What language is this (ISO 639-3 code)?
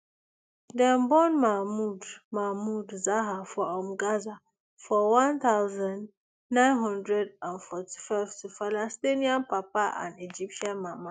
pcm